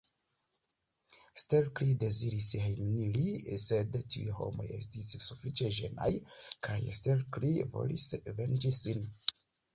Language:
Esperanto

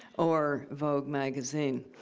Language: English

